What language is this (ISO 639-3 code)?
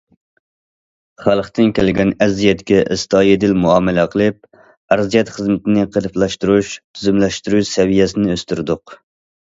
uig